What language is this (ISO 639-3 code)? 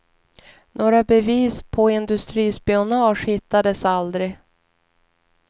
swe